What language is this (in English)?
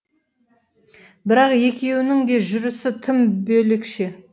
Kazakh